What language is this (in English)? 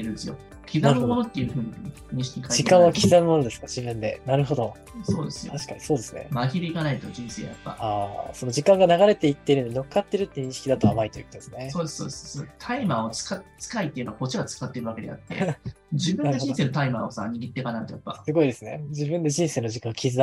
Japanese